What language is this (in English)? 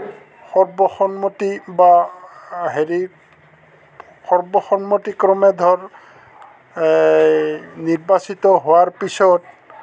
Assamese